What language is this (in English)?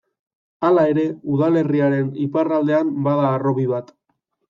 Basque